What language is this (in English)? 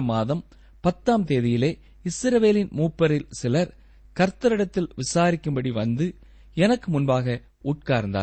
Tamil